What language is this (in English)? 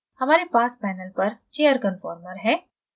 Hindi